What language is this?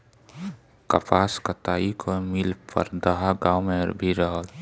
Bhojpuri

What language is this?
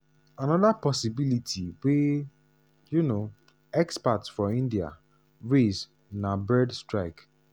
Nigerian Pidgin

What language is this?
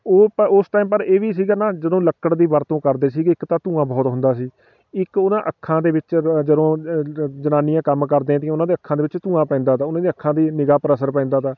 Punjabi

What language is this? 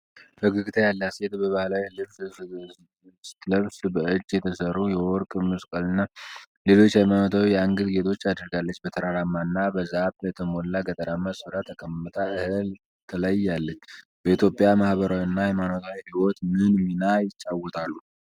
Amharic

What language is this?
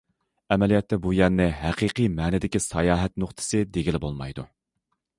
Uyghur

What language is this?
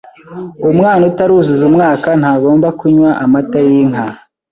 Kinyarwanda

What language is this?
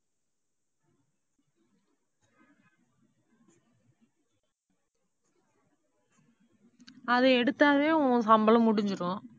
Tamil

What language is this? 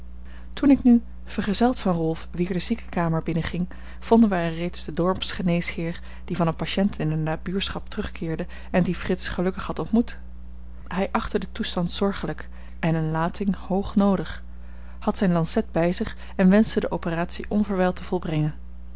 Dutch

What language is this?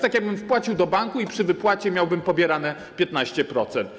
Polish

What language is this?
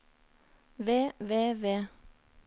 Norwegian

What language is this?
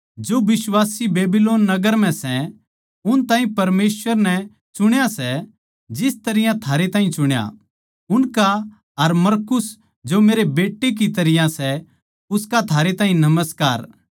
Haryanvi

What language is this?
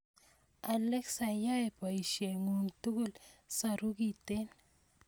Kalenjin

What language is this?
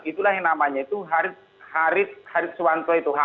Indonesian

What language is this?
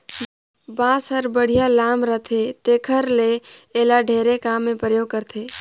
Chhattisgarhi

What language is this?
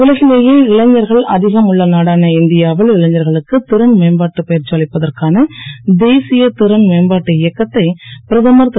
Tamil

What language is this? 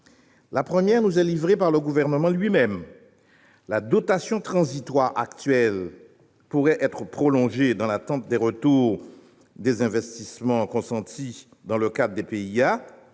French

